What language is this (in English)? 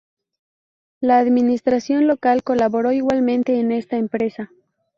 Spanish